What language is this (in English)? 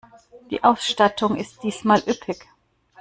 German